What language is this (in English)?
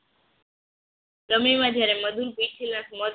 Gujarati